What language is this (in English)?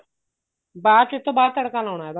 Punjabi